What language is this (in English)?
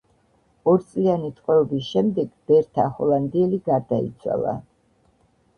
Georgian